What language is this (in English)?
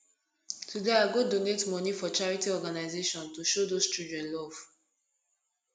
Nigerian Pidgin